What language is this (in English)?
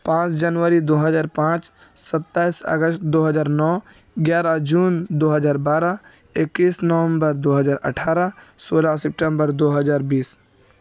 Urdu